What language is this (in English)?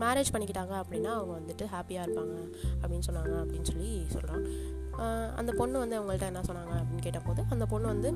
Tamil